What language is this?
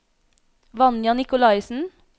Norwegian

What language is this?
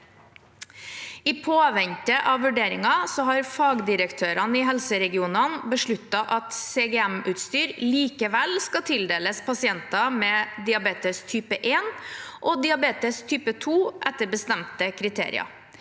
Norwegian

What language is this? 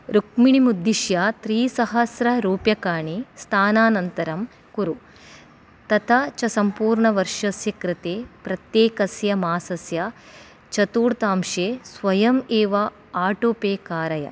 Sanskrit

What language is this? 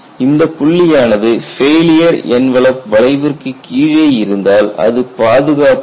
Tamil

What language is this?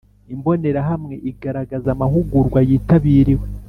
Kinyarwanda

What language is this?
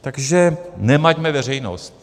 Czech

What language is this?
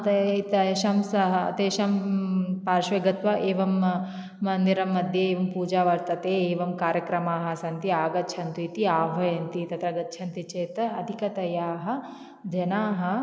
Sanskrit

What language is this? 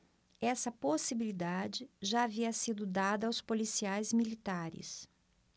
Portuguese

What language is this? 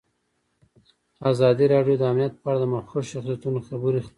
Pashto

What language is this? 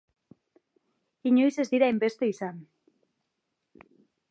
Basque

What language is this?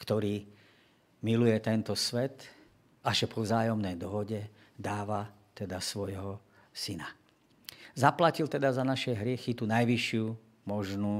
Slovak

